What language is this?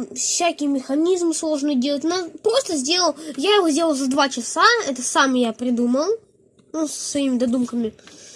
Russian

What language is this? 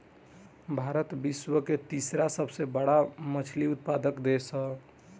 Bhojpuri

